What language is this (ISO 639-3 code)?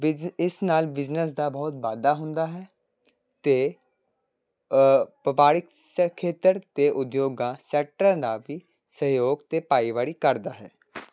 pan